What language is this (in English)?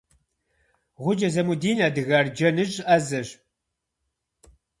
Kabardian